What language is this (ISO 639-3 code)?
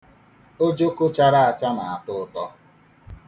ibo